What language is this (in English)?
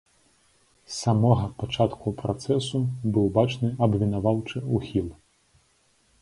Belarusian